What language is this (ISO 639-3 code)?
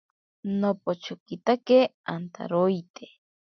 prq